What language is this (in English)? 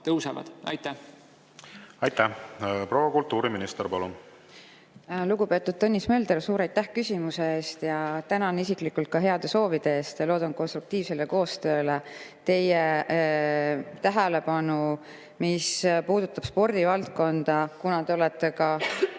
Estonian